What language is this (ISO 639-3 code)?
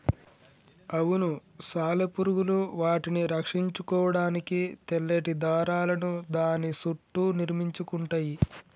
tel